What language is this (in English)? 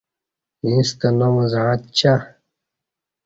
Kati